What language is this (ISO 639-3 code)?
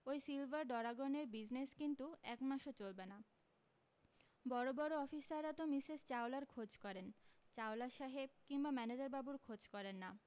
ben